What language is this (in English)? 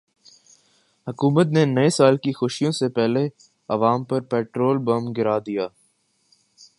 Urdu